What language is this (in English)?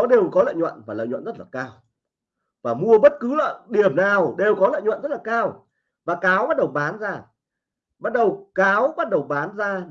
Vietnamese